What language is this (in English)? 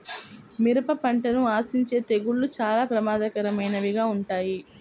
Telugu